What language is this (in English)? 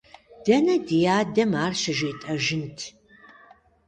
Kabardian